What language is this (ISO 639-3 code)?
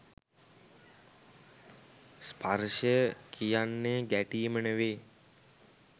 sin